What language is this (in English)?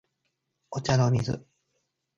Japanese